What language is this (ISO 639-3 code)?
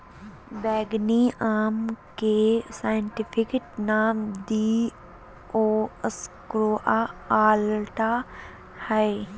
mag